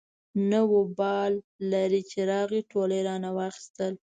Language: Pashto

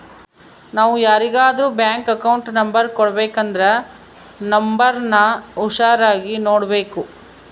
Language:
Kannada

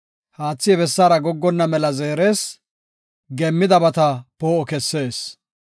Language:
Gofa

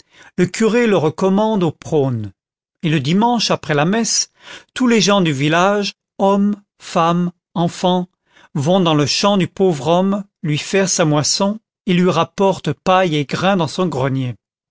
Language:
French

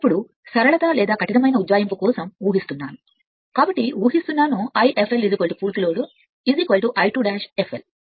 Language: Telugu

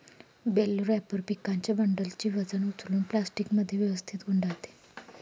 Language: Marathi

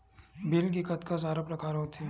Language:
Chhattisgarhi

